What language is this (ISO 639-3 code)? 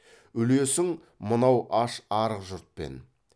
kaz